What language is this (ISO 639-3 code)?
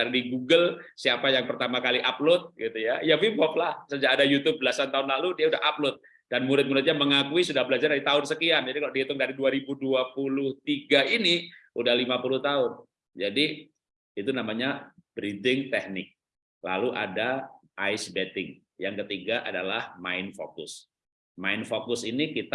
ind